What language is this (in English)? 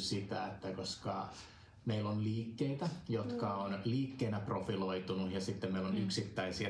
Finnish